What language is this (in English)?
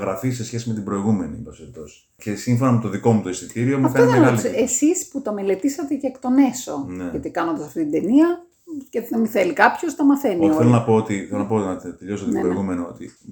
Greek